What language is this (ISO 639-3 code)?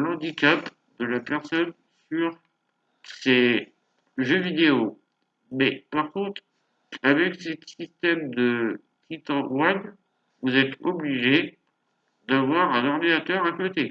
fra